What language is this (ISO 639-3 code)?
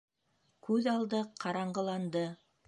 bak